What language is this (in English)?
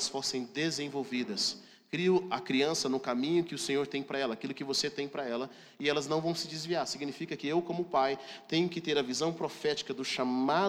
Portuguese